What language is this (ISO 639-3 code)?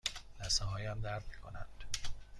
fas